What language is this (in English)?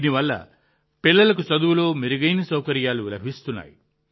Telugu